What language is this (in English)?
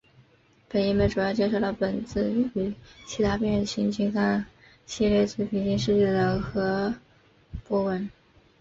Chinese